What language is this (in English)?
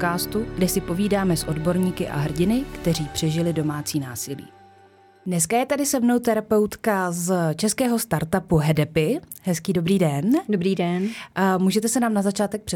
Czech